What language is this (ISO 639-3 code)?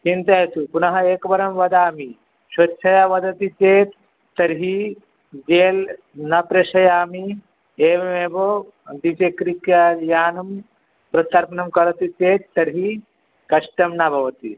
san